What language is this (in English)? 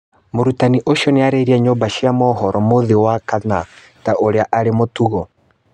Kikuyu